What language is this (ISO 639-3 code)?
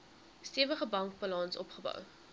afr